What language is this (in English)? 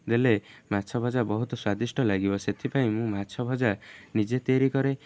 Odia